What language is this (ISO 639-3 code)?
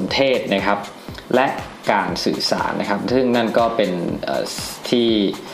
tha